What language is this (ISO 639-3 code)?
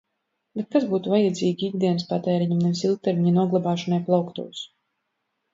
lav